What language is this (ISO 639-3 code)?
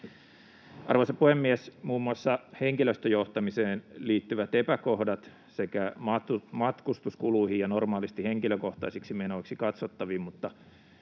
fin